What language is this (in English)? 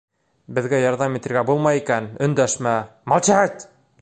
Bashkir